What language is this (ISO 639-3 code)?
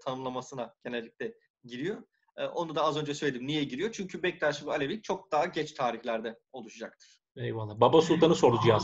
tur